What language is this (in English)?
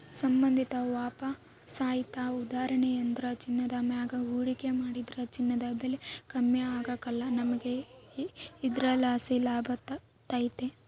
Kannada